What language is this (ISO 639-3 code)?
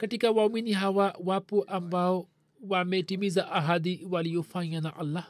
swa